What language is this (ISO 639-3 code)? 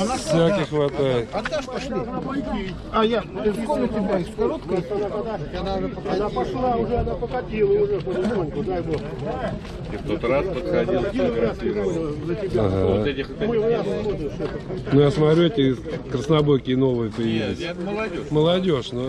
rus